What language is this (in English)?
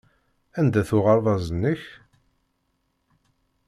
Kabyle